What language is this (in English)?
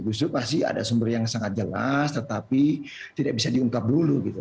Indonesian